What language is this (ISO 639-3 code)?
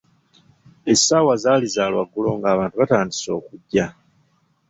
lug